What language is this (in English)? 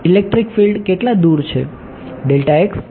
Gujarati